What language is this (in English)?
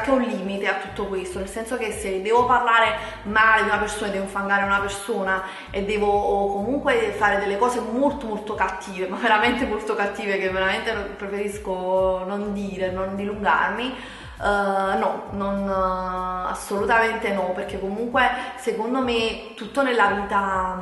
Italian